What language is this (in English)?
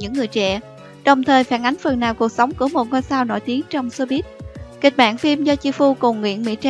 Vietnamese